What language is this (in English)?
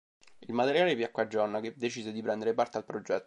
Italian